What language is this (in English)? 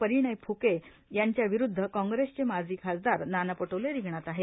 Marathi